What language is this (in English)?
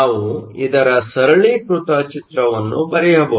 Kannada